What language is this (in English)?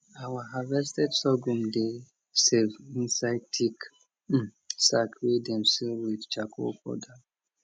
Nigerian Pidgin